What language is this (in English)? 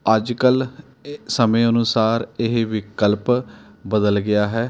Punjabi